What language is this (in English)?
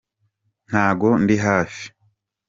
Kinyarwanda